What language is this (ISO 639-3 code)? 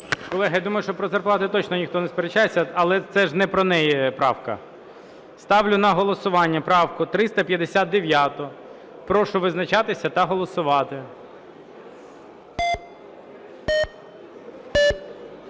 ukr